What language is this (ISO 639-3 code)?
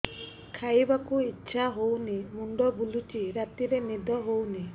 ori